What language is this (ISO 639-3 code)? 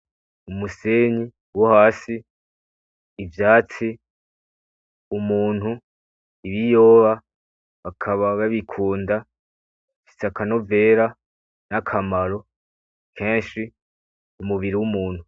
run